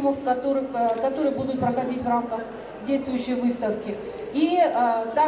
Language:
Russian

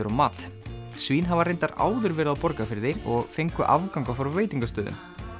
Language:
Icelandic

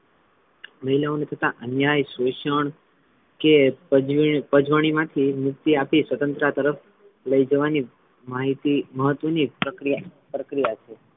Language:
Gujarati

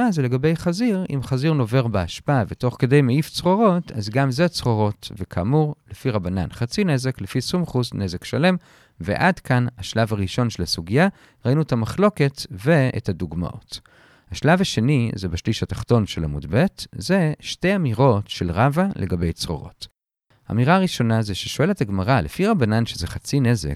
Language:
Hebrew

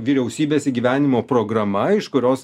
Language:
Lithuanian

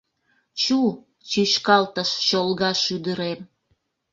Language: Mari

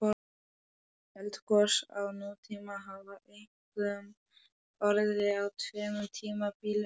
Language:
Icelandic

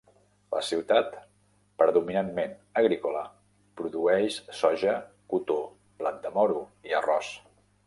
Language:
Catalan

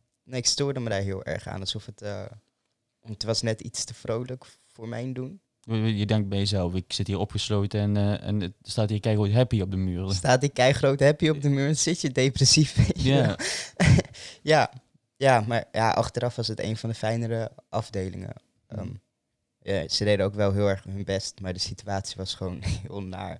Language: Dutch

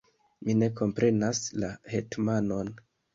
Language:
Esperanto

